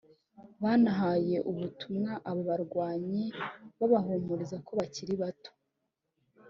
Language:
Kinyarwanda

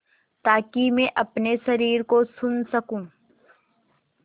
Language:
Hindi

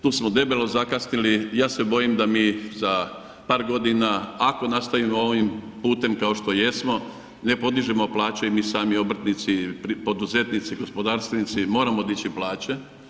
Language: Croatian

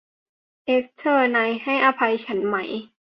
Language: Thai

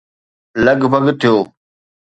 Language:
Sindhi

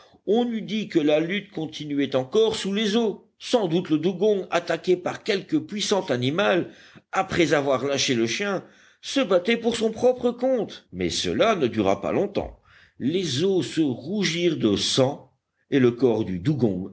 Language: French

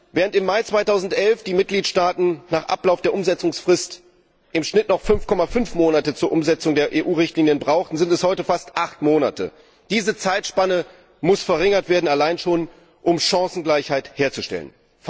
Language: German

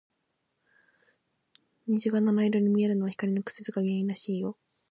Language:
Japanese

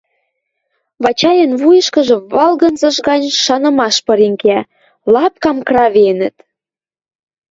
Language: Western Mari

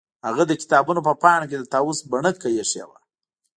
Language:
Pashto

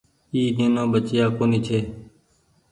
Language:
Goaria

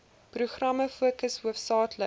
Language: Afrikaans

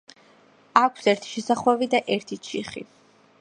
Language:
Georgian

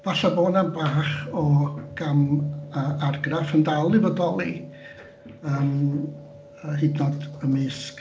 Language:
Welsh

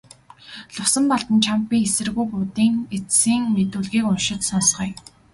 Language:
Mongolian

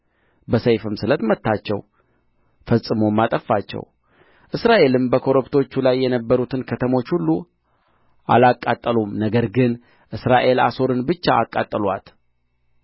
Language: Amharic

